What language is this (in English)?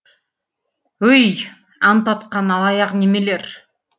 Kazakh